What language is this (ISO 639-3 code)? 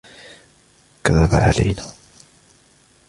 ara